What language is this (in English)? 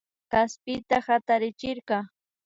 Imbabura Highland Quichua